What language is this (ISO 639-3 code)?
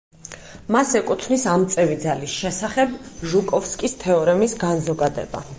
kat